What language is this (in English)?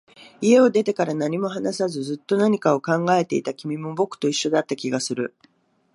Japanese